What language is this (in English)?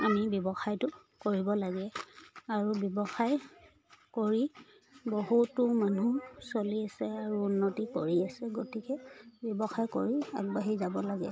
Assamese